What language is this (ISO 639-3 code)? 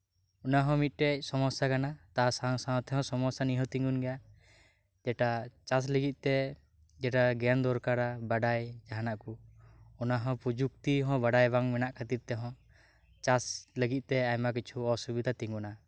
sat